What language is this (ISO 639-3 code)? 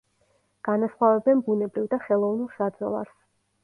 kat